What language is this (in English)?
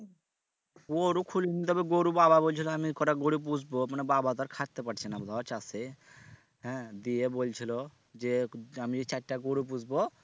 Bangla